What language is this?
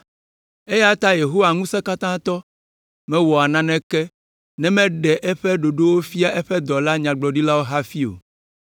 Ewe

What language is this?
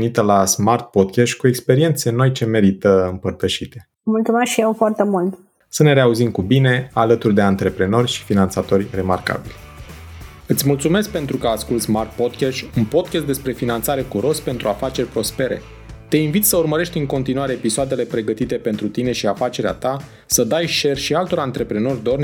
Romanian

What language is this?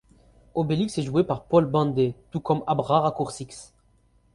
French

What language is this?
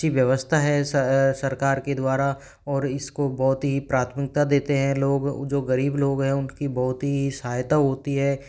Hindi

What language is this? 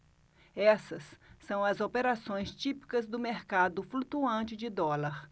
Portuguese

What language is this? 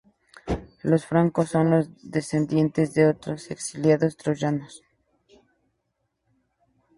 Spanish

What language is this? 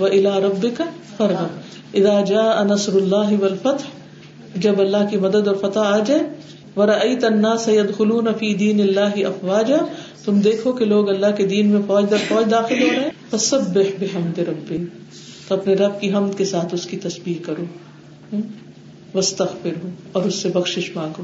Urdu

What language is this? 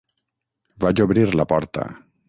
Catalan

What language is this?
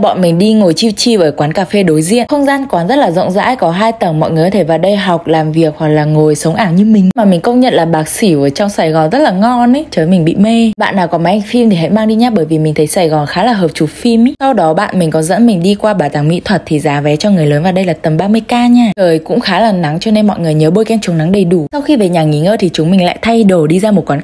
Vietnamese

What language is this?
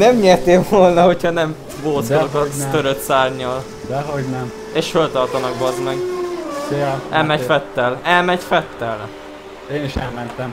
Hungarian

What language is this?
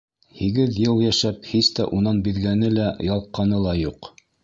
Bashkir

